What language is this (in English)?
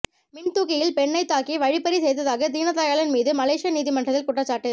Tamil